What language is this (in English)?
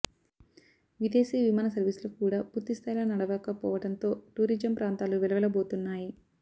Telugu